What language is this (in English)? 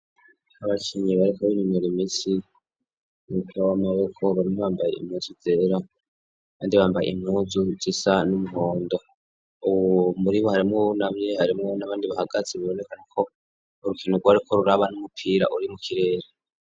Rundi